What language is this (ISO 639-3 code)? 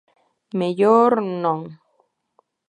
glg